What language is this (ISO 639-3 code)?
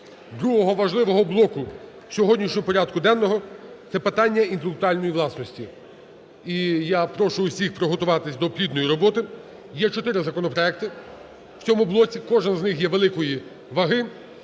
ukr